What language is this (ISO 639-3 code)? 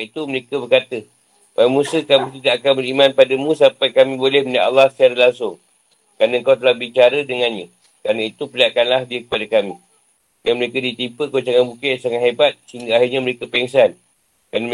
msa